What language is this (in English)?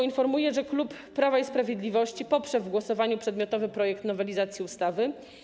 Polish